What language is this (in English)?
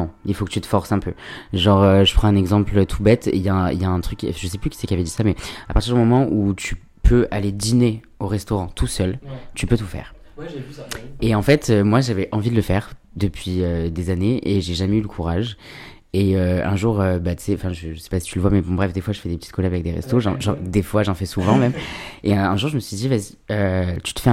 French